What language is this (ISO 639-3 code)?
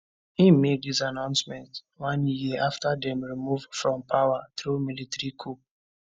pcm